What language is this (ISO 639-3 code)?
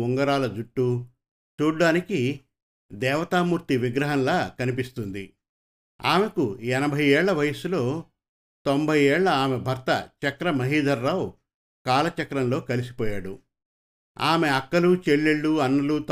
tel